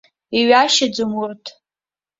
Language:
Abkhazian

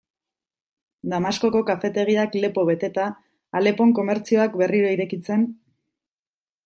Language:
Basque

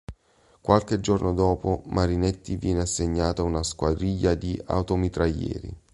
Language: Italian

